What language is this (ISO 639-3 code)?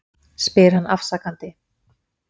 isl